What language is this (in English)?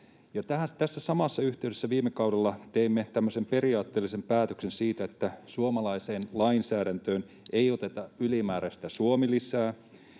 Finnish